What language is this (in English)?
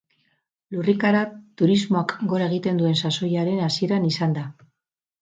Basque